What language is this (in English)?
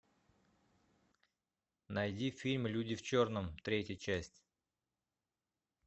Russian